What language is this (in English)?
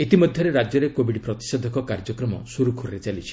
Odia